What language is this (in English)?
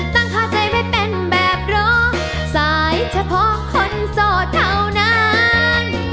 Thai